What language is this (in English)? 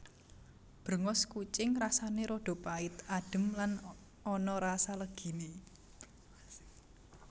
Javanese